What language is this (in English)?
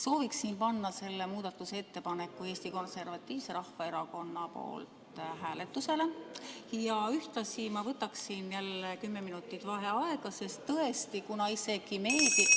Estonian